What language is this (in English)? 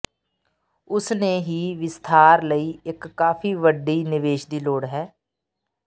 Punjabi